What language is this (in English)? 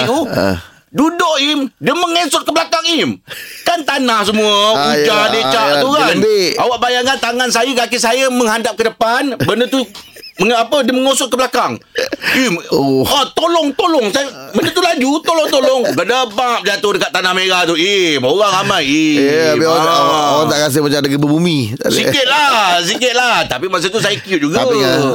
Malay